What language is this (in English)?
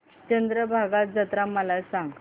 Marathi